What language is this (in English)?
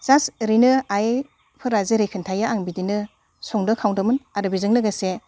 Bodo